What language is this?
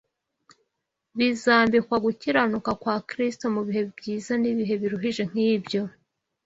Kinyarwanda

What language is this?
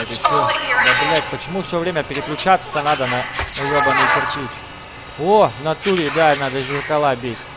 Russian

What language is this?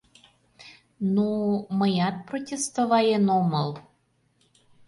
Mari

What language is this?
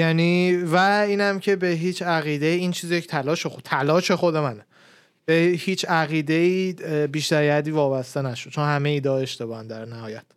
Persian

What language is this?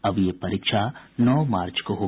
Hindi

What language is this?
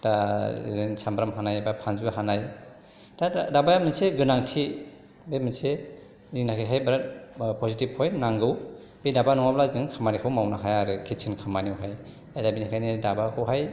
Bodo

